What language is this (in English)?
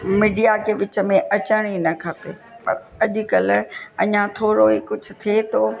Sindhi